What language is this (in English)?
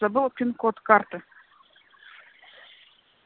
Russian